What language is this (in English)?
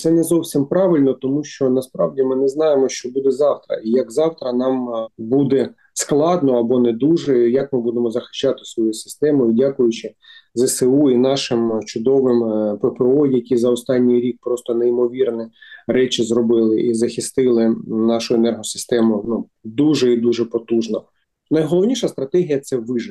Ukrainian